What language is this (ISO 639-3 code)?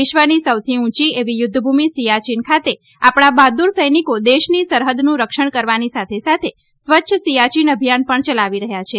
guj